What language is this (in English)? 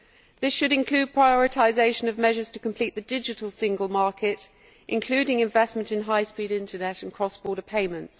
English